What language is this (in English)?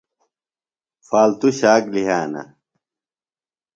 Phalura